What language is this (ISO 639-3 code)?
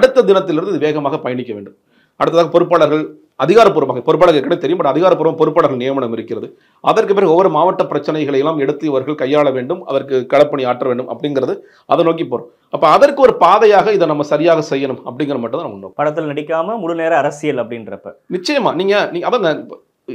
tam